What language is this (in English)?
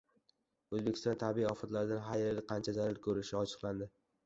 Uzbek